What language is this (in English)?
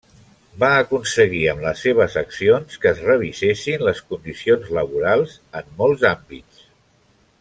Catalan